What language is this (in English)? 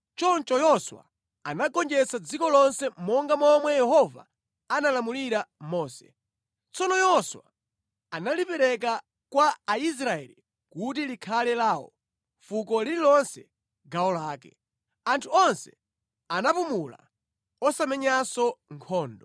Nyanja